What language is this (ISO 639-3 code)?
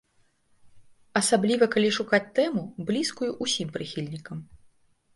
bel